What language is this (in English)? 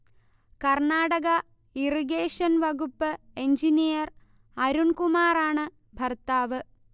Malayalam